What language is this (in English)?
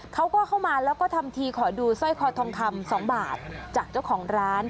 Thai